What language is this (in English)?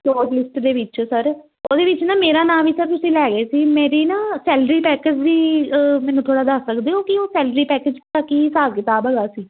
Punjabi